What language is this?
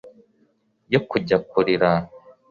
Kinyarwanda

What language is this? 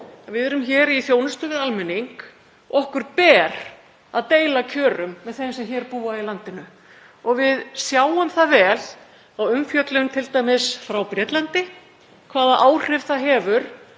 Icelandic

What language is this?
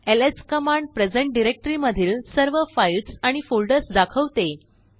Marathi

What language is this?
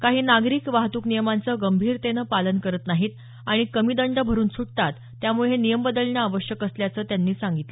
Marathi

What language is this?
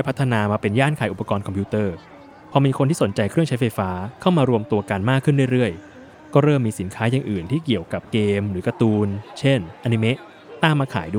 Thai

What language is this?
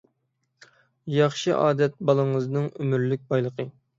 Uyghur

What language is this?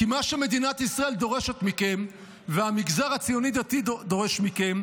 Hebrew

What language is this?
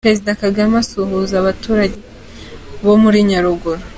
Kinyarwanda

